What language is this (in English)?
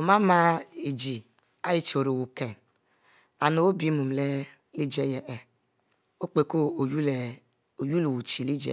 Mbe